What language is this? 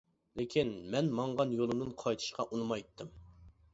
Uyghur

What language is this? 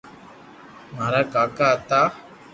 Loarki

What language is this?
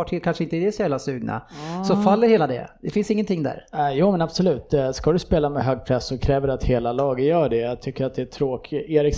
Swedish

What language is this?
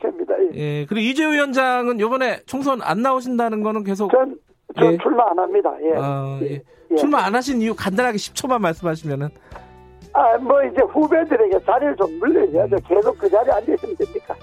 Korean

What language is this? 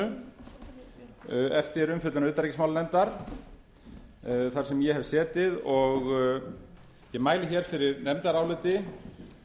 Icelandic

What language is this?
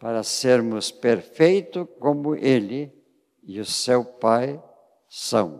Portuguese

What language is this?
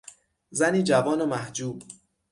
Persian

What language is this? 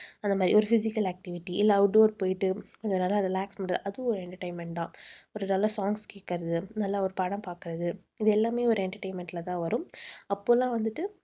Tamil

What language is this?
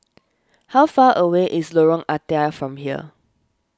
English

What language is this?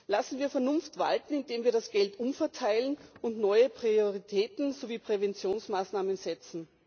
German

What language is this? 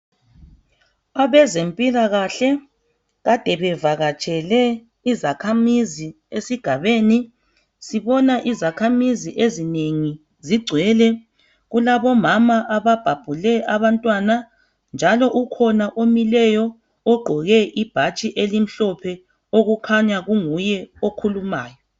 North Ndebele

